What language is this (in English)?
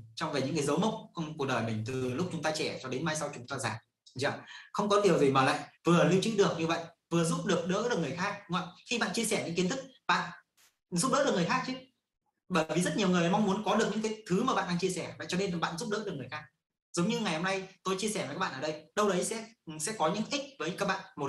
Vietnamese